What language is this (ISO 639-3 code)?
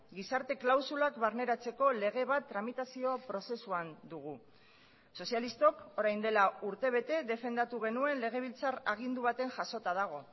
eus